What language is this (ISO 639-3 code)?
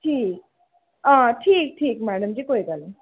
doi